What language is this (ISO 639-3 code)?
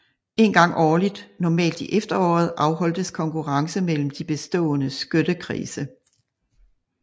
dan